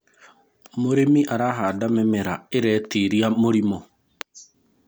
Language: Kikuyu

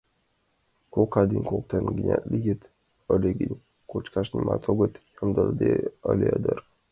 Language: Mari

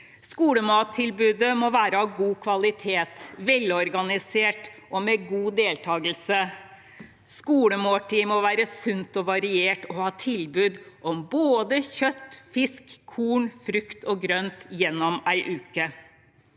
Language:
Norwegian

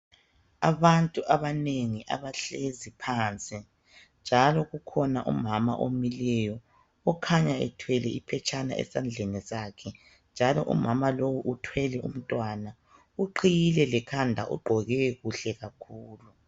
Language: North Ndebele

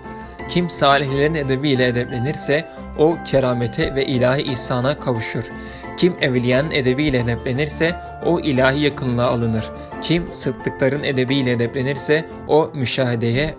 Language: Turkish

